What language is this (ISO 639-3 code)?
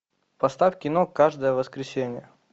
rus